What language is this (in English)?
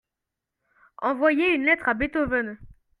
French